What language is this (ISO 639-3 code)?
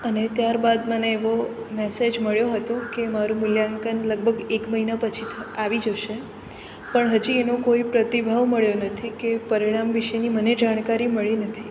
guj